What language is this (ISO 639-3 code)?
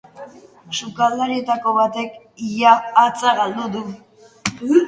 eus